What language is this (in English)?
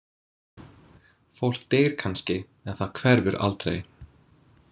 Icelandic